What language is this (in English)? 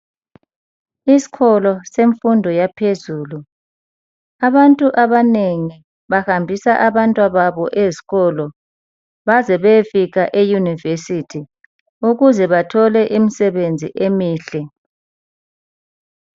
North Ndebele